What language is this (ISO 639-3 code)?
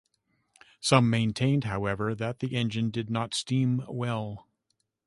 eng